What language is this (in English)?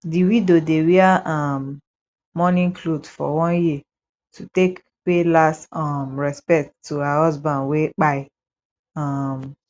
Nigerian Pidgin